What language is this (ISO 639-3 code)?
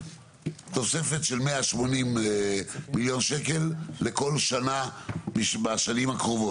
heb